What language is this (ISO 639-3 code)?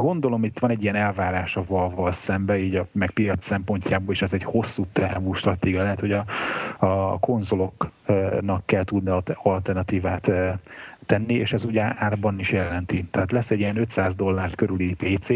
hun